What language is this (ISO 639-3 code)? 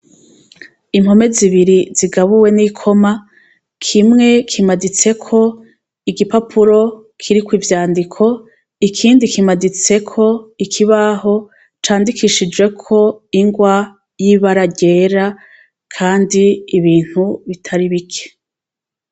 run